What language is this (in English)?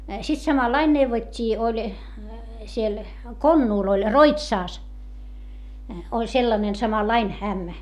Finnish